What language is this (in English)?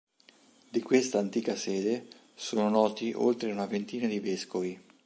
Italian